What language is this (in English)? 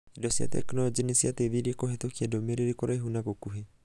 Kikuyu